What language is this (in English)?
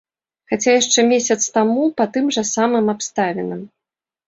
Belarusian